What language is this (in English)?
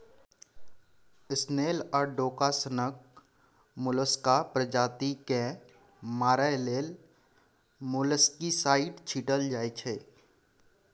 Maithili